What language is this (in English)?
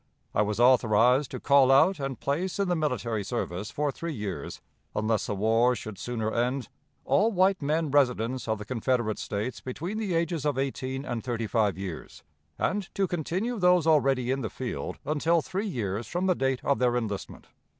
English